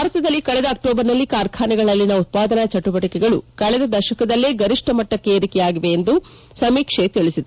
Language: Kannada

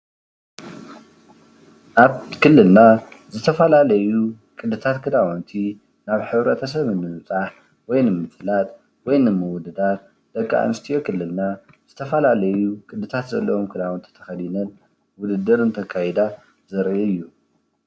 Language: Tigrinya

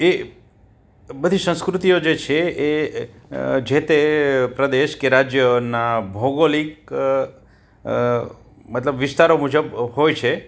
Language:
Gujarati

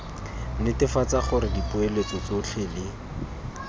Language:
Tswana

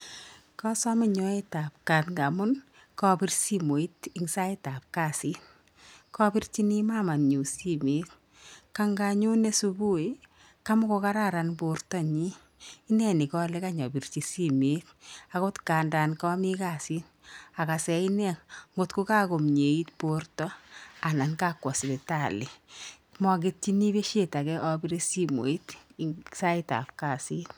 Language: Kalenjin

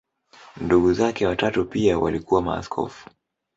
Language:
Swahili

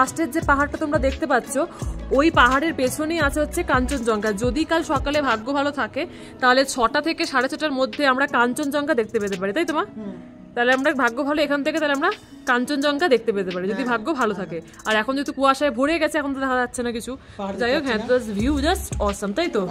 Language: Bangla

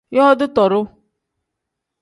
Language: Tem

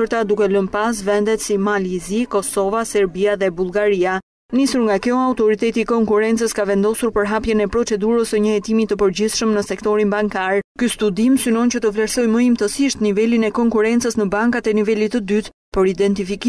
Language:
Romanian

